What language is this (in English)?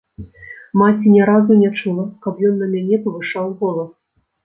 Belarusian